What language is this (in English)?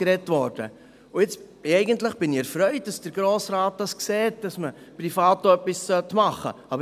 Swiss German